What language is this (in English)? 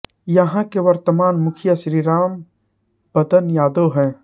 Hindi